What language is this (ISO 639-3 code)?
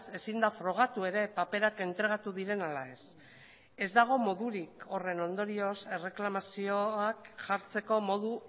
eus